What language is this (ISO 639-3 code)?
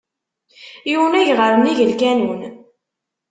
kab